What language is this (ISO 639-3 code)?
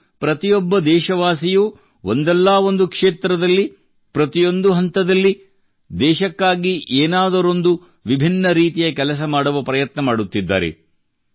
kan